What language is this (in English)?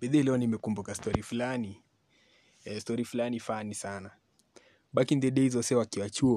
Swahili